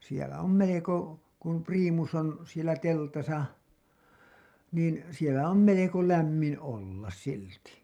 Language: Finnish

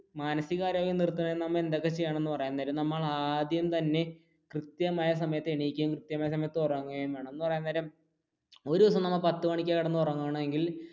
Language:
Malayalam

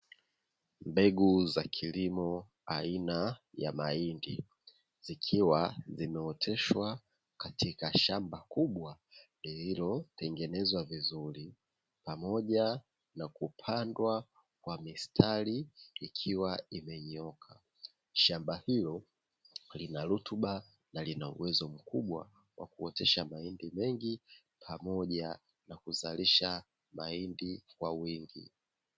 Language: Swahili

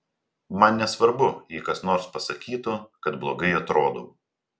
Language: Lithuanian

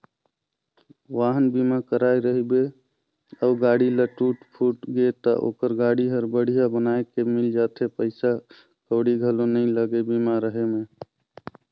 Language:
Chhattisgarhi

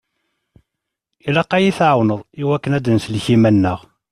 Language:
Kabyle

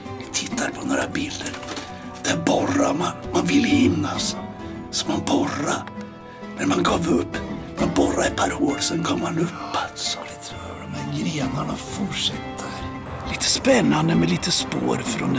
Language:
Swedish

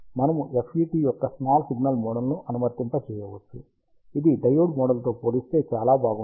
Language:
Telugu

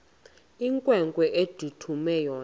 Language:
Xhosa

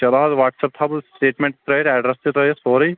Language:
Kashmiri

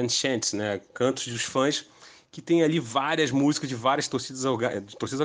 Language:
Portuguese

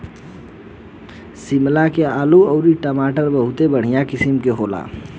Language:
Bhojpuri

